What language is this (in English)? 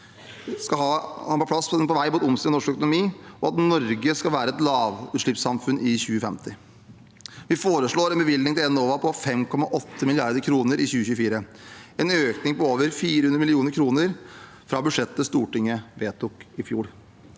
Norwegian